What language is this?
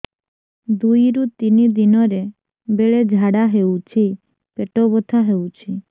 Odia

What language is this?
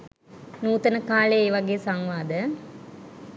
Sinhala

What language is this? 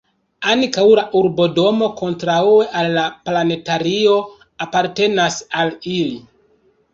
Esperanto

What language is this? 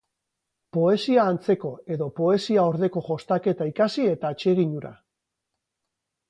Basque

